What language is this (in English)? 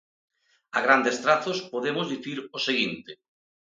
Galician